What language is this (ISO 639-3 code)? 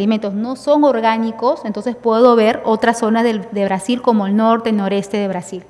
spa